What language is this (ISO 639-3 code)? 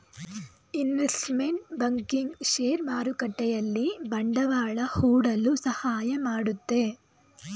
kan